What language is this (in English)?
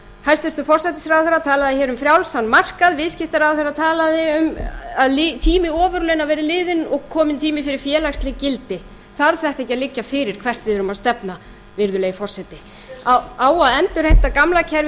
Icelandic